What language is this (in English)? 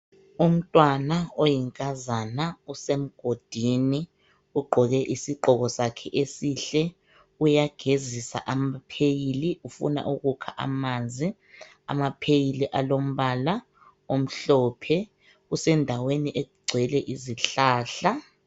North Ndebele